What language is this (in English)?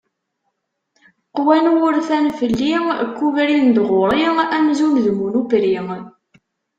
Kabyle